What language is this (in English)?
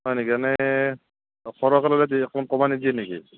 Assamese